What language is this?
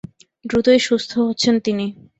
Bangla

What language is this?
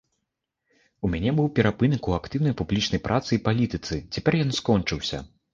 Belarusian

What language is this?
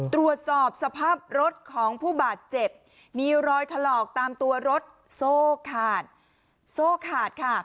Thai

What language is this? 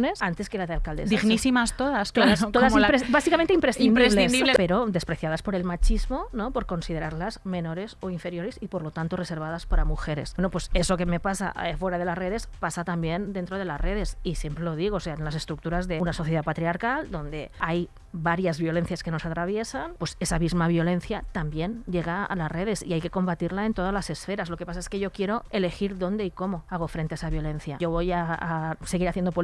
Spanish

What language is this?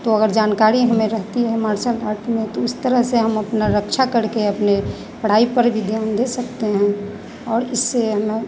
Hindi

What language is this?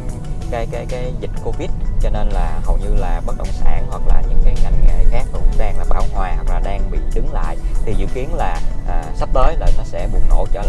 Vietnamese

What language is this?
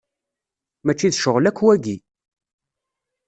Kabyle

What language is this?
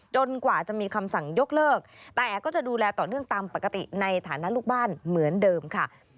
Thai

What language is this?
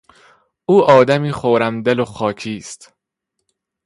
Persian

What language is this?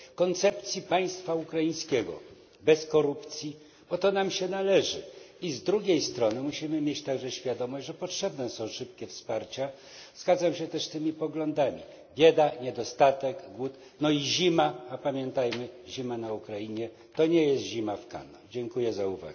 Polish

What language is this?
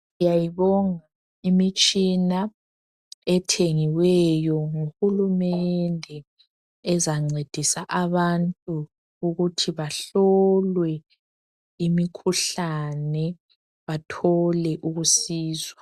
North Ndebele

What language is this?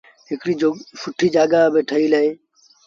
Sindhi Bhil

